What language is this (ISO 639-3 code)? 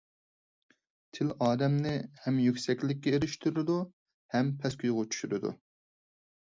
uig